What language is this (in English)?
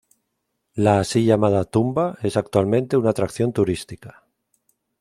Spanish